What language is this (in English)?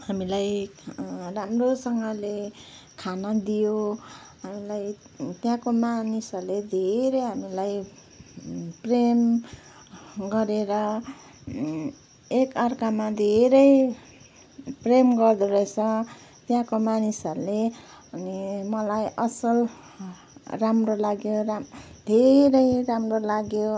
Nepali